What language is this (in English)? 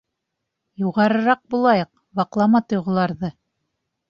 Bashkir